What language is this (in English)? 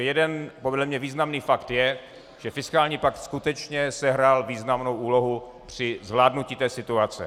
Czech